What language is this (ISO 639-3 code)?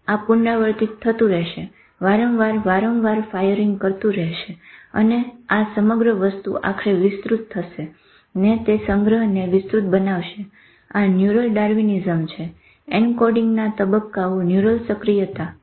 guj